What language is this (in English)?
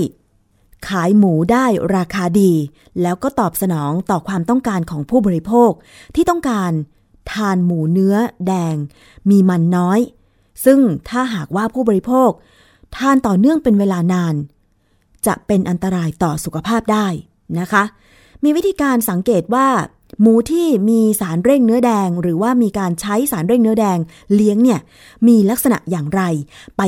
Thai